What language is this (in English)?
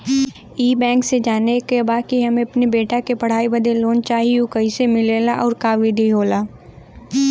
Bhojpuri